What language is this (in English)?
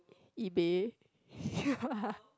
English